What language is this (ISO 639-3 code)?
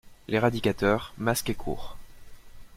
fra